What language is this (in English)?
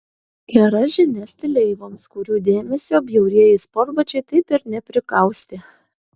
Lithuanian